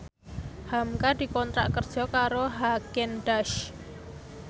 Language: Javanese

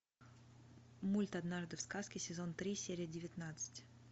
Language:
Russian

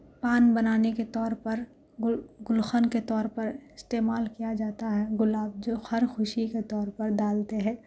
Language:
Urdu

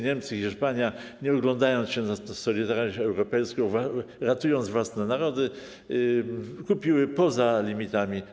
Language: Polish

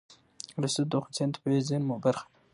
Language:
Pashto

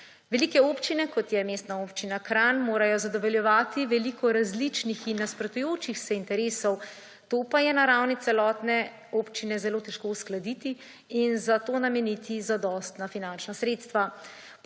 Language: Slovenian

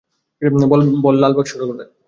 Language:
Bangla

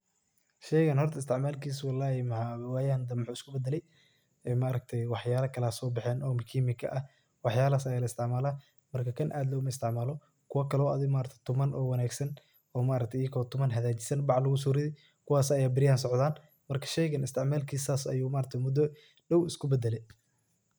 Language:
Somali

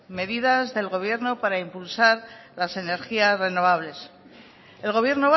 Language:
Spanish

